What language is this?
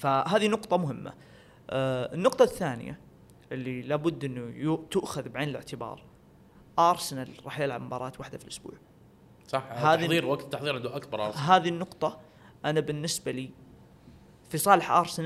Arabic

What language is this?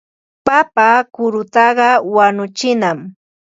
Ambo-Pasco Quechua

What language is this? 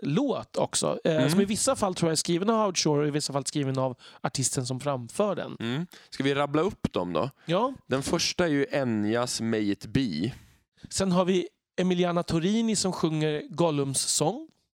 Swedish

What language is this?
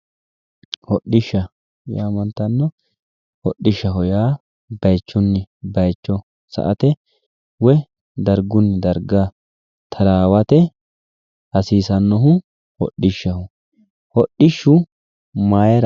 Sidamo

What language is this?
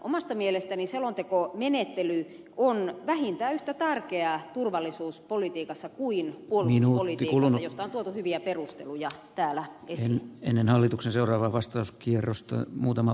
Finnish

